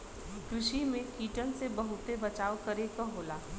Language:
Bhojpuri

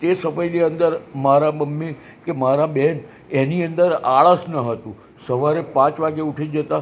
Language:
Gujarati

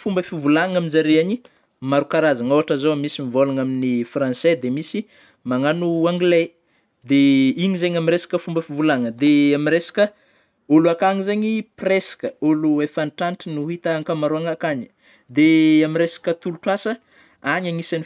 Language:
Northern Betsimisaraka Malagasy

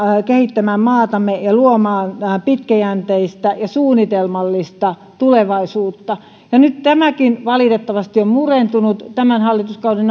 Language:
Finnish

